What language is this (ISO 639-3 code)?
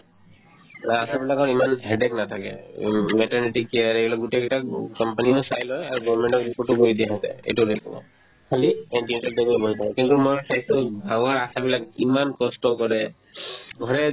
asm